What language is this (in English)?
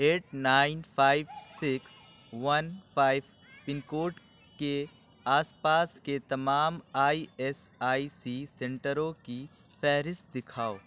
Urdu